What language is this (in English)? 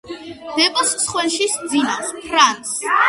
Georgian